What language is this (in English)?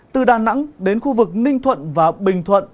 Vietnamese